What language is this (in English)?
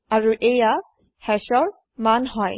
Assamese